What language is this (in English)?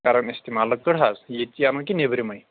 Kashmiri